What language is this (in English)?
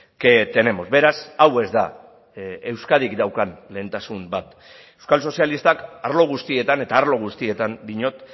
Basque